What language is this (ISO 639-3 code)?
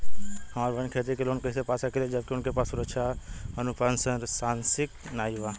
bho